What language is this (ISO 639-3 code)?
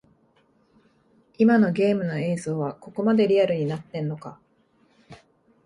jpn